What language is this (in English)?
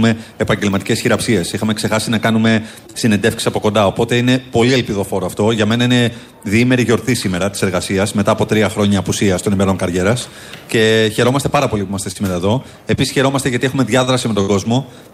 Greek